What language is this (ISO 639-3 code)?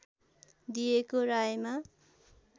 nep